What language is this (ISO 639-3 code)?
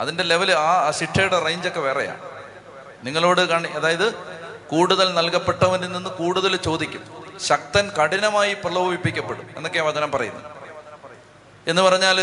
mal